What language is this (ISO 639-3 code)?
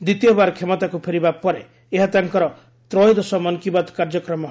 ori